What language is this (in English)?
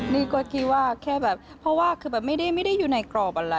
Thai